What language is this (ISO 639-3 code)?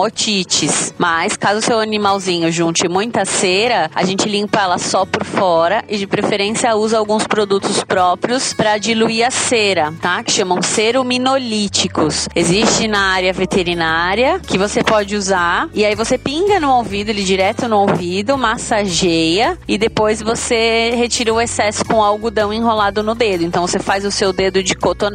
por